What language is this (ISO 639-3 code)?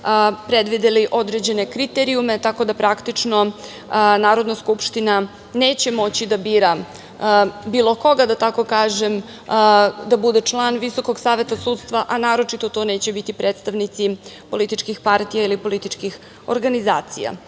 srp